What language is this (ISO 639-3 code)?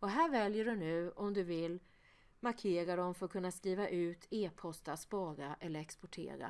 swe